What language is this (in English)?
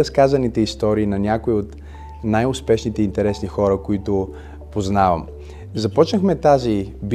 Bulgarian